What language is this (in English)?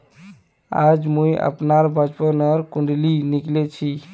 Magahi